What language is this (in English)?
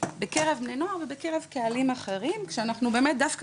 Hebrew